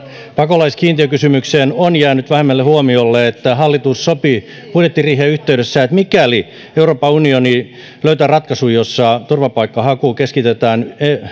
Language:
Finnish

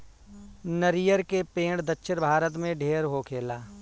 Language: Bhojpuri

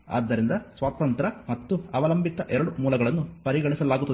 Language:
Kannada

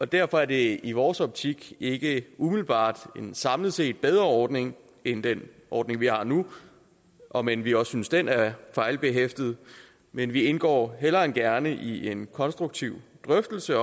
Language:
Danish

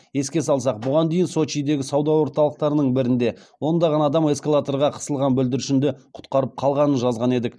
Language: Kazakh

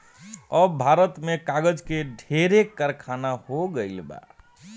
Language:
Bhojpuri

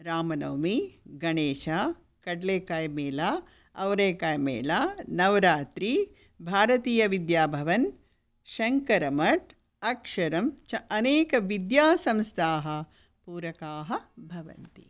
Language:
Sanskrit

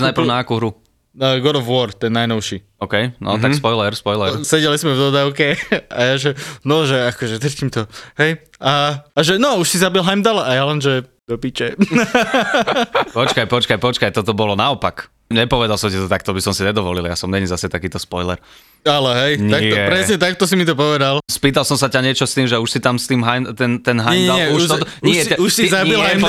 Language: Slovak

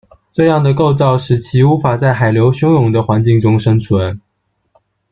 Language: Chinese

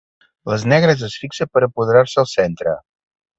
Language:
Catalan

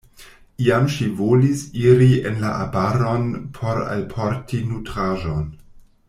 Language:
Esperanto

